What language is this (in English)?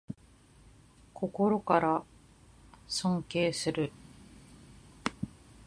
Japanese